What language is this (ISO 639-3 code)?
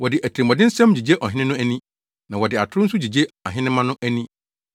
aka